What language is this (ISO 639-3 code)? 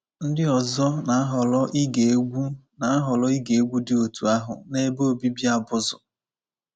ibo